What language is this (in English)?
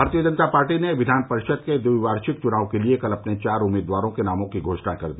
Hindi